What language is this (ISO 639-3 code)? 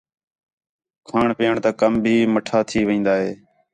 xhe